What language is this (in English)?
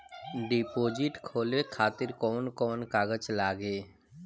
Bhojpuri